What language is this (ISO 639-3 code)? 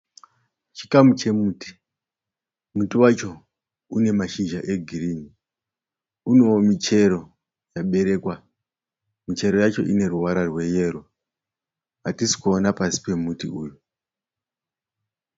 sna